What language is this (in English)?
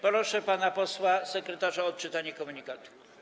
Polish